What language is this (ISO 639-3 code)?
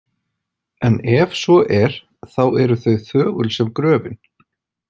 isl